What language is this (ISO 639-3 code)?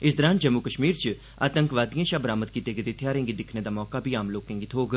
doi